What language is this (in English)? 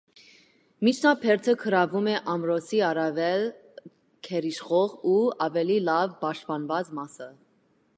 Armenian